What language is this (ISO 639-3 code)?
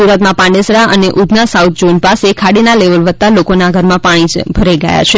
guj